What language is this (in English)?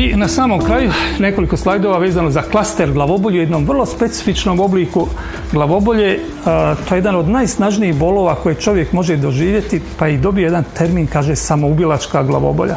Croatian